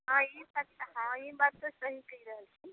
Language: Maithili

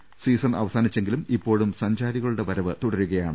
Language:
Malayalam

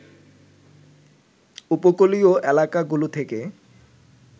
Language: Bangla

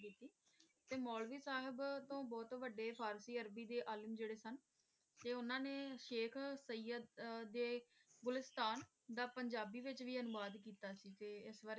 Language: Punjabi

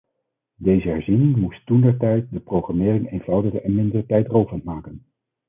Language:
Dutch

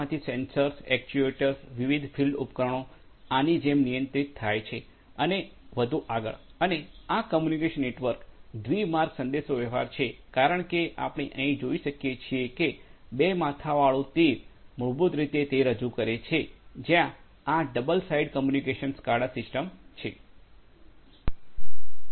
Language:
Gujarati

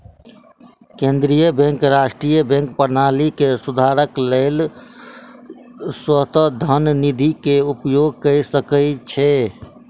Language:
Maithili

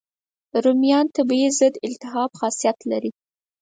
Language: Pashto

